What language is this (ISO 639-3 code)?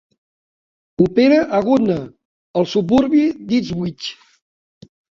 cat